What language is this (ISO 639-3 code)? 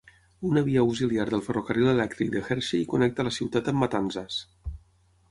cat